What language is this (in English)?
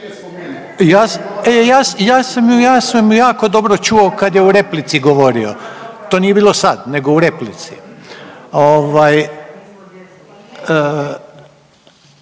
Croatian